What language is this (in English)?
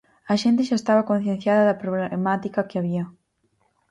Galician